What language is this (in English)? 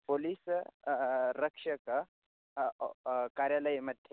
Sanskrit